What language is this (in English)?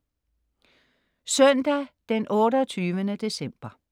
Danish